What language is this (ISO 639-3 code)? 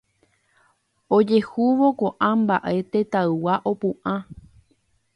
grn